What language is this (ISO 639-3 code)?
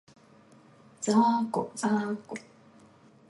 jpn